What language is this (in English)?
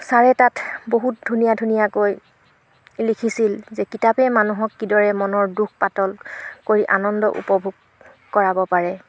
Assamese